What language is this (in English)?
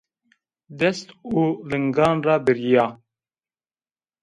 Zaza